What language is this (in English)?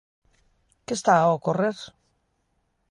Galician